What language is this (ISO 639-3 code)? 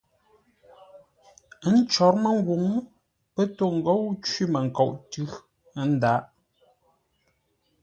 nla